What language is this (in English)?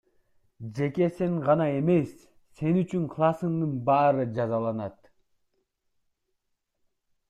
Kyrgyz